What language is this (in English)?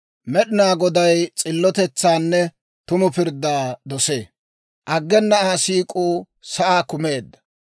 Dawro